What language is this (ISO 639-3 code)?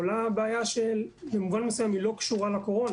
heb